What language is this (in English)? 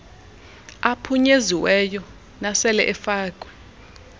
Xhosa